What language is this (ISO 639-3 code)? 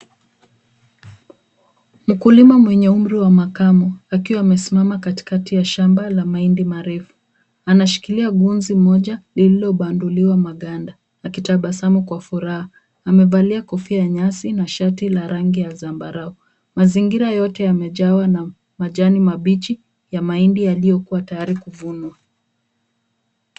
swa